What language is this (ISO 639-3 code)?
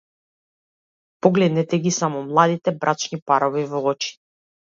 mkd